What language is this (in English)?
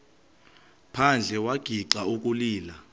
Xhosa